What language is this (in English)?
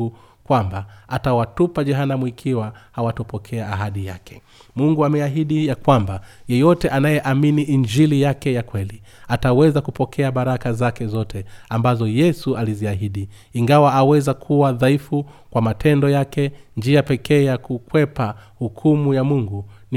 Swahili